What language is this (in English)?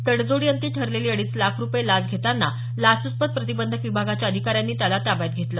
Marathi